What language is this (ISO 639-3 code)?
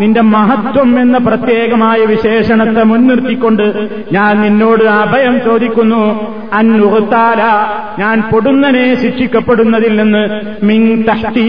mal